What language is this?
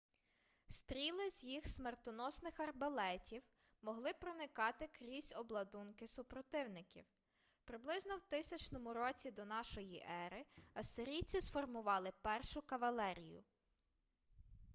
Ukrainian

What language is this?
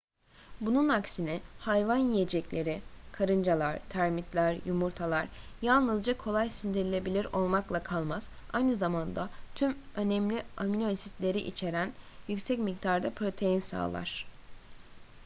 Turkish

